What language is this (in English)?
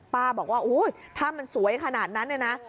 Thai